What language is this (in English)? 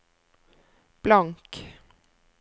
Norwegian